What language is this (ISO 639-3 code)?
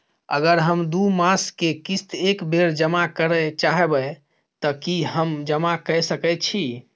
mai